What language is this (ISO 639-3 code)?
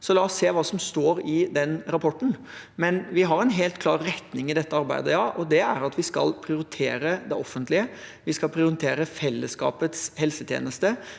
nor